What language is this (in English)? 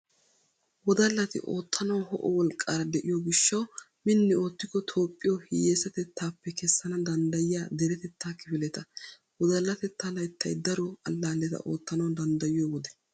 Wolaytta